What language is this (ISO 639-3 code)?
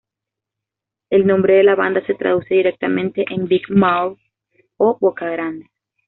spa